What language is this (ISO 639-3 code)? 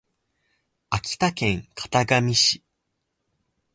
jpn